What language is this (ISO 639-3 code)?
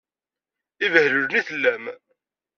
kab